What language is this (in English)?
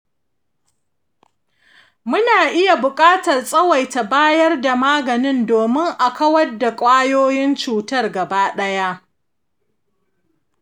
Hausa